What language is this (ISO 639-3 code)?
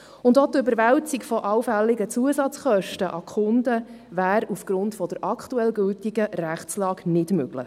gsw